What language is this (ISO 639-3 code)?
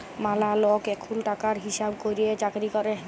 ben